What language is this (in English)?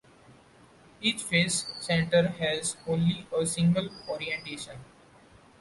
English